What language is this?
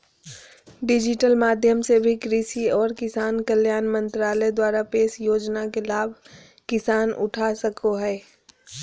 Magahi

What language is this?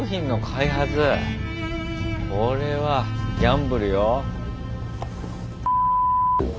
Japanese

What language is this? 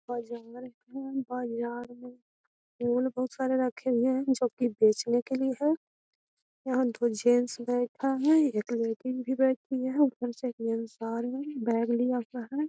Magahi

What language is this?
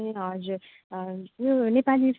Nepali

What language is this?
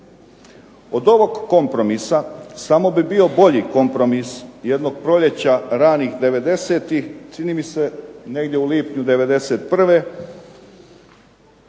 Croatian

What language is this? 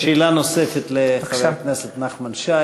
Hebrew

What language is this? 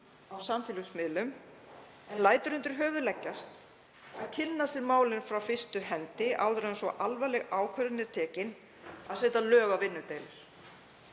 Icelandic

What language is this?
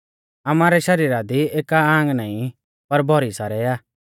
Mahasu Pahari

